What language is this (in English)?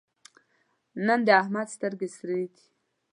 Pashto